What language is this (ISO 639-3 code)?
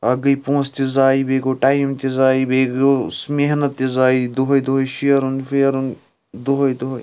kas